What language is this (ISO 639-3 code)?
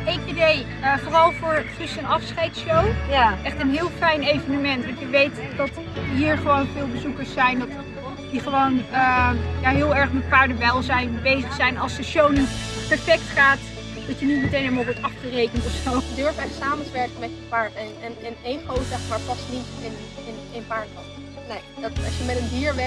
nld